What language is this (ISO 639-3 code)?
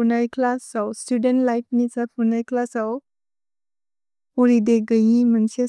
brx